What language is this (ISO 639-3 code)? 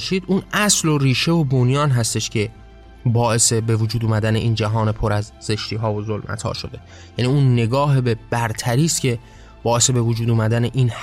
fas